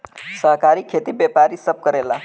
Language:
Bhojpuri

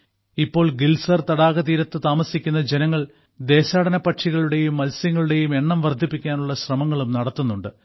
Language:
Malayalam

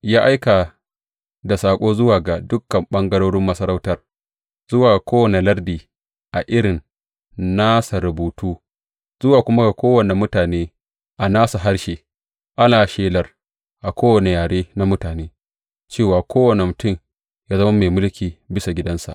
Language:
Hausa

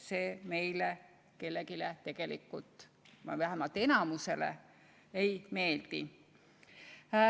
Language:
Estonian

